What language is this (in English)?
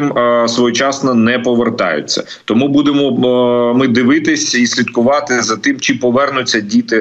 Ukrainian